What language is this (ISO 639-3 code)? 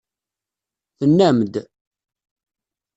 kab